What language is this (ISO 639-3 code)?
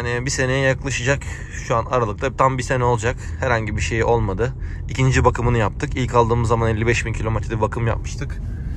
tur